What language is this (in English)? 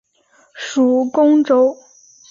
Chinese